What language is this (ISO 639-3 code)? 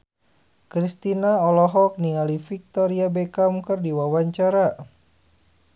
sun